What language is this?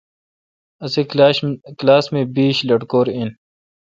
Kalkoti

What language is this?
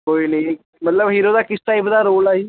Punjabi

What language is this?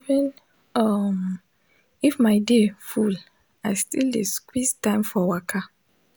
Nigerian Pidgin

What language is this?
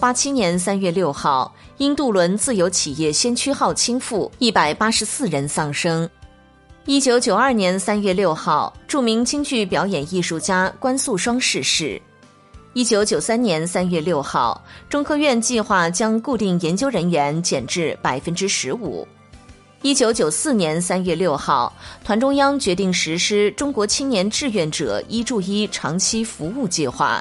Chinese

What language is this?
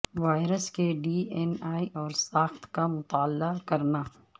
Urdu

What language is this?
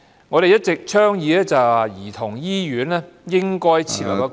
Cantonese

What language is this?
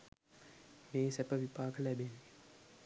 Sinhala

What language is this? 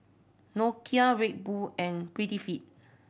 English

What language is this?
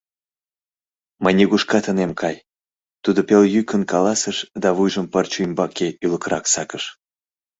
Mari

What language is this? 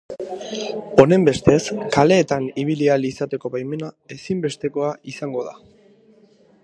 Basque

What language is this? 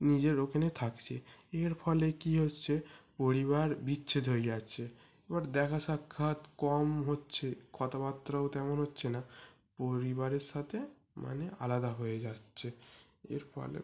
Bangla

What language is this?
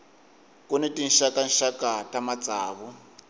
Tsonga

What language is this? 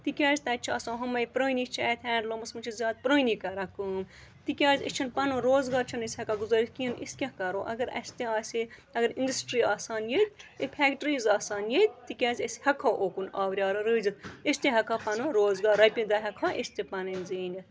Kashmiri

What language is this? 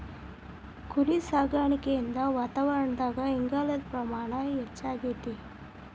Kannada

